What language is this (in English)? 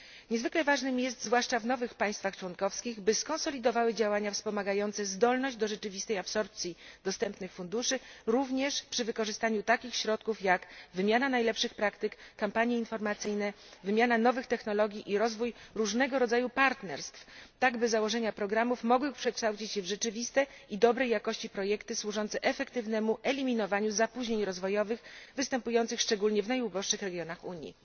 Polish